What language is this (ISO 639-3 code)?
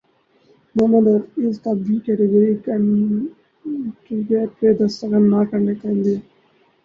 urd